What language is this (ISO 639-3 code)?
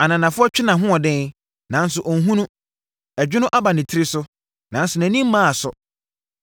aka